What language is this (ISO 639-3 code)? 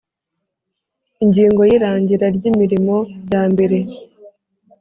kin